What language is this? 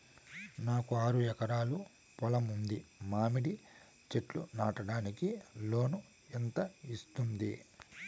Telugu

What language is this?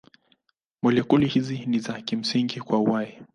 Swahili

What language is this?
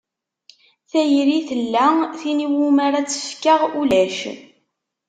Kabyle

